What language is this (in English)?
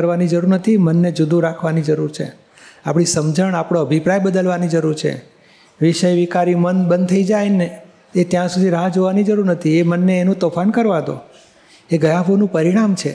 Gujarati